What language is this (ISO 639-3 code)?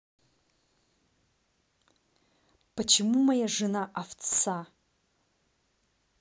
rus